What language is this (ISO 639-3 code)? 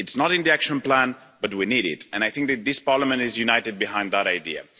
eng